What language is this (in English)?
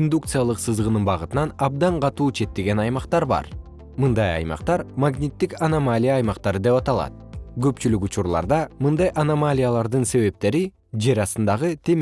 Kyrgyz